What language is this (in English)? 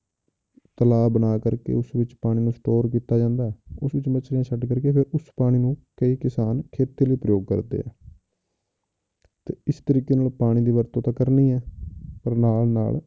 Punjabi